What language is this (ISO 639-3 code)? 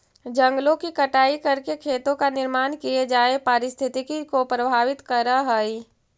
mag